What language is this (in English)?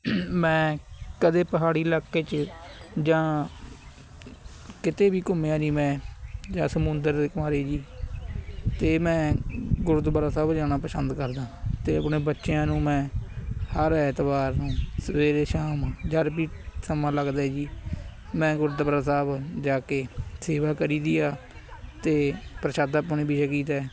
Punjabi